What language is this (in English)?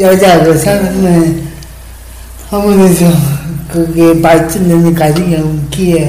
Korean